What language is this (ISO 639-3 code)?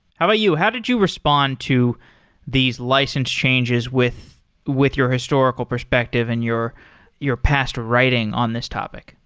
eng